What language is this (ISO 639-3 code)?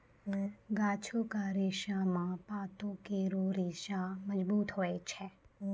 mai